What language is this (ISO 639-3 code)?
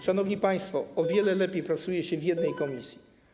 pol